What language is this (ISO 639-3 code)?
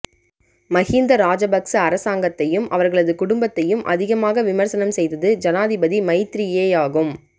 tam